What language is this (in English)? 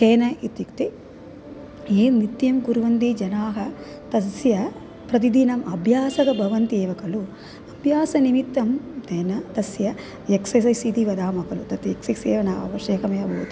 Sanskrit